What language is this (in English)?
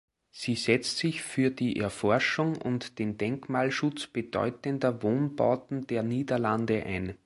German